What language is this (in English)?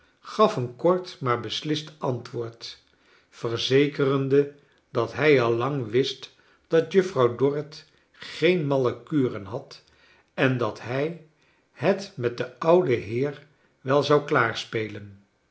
Dutch